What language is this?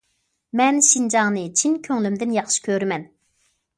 Uyghur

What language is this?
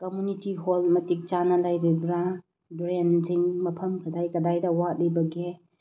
Manipuri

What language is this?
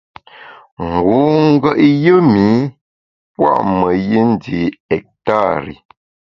Bamun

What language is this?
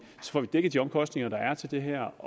Danish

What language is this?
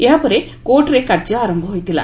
Odia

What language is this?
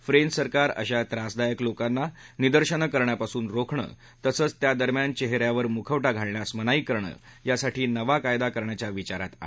Marathi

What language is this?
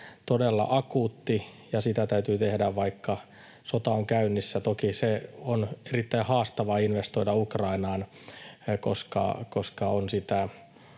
Finnish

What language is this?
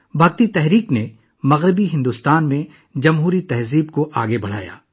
Urdu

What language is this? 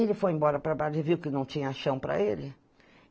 Portuguese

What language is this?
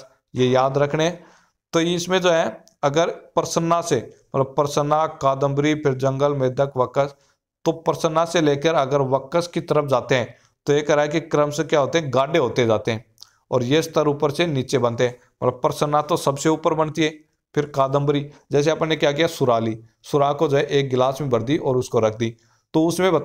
Hindi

